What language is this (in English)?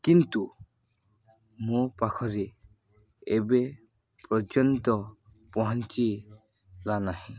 Odia